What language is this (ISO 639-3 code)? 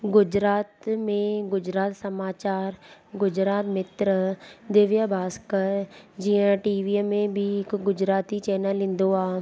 snd